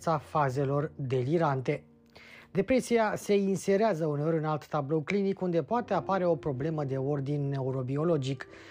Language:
Romanian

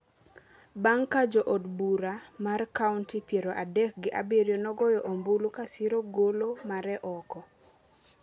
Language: Luo (Kenya and Tanzania)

